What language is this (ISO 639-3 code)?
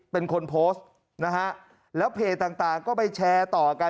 tha